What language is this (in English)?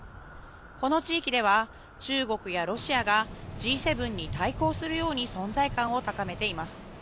Japanese